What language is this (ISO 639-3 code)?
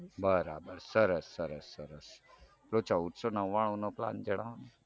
guj